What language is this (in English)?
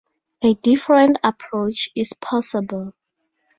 English